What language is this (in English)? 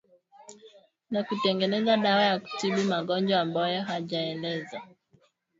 Swahili